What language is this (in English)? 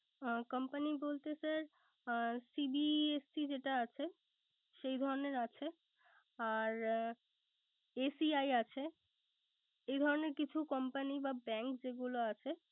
Bangla